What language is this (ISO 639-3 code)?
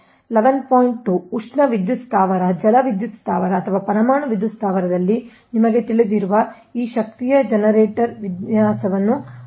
kan